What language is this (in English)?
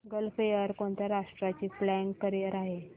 Marathi